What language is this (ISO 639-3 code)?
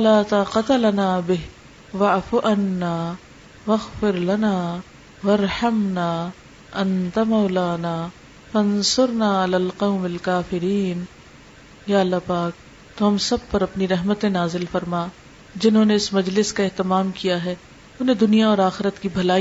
urd